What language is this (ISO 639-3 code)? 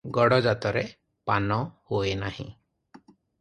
ori